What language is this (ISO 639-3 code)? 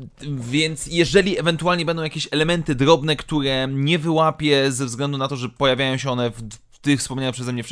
pol